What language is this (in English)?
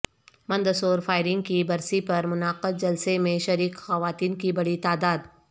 Urdu